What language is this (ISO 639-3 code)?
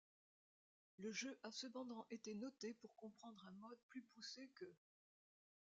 fra